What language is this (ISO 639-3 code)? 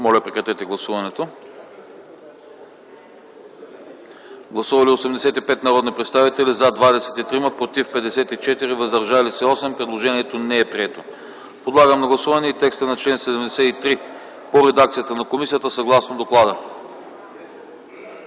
bul